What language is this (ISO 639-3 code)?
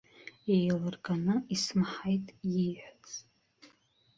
abk